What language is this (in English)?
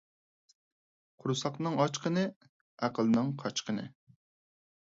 Uyghur